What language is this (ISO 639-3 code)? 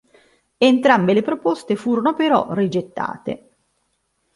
ita